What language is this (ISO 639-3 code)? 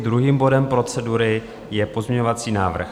ces